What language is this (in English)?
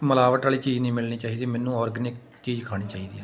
Punjabi